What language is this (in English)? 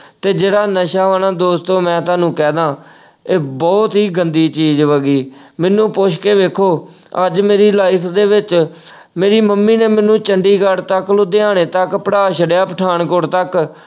Punjabi